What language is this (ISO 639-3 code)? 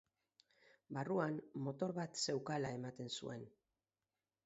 eus